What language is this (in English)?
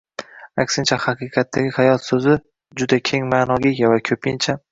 Uzbek